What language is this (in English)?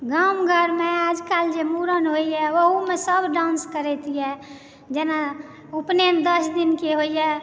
Maithili